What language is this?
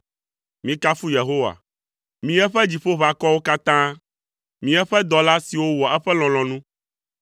Ewe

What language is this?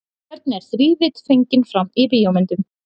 Icelandic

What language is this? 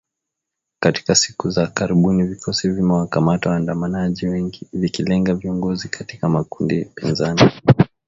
Swahili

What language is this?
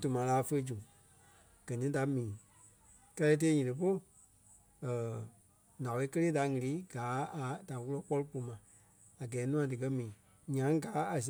Kpelle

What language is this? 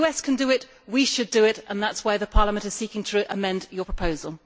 English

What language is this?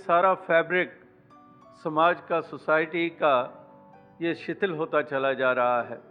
Hindi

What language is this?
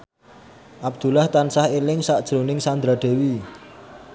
Javanese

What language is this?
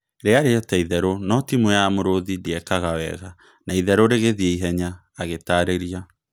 Kikuyu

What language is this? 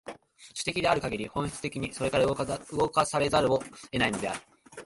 Japanese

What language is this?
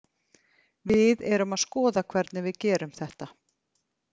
Icelandic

